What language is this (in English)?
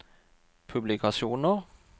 Norwegian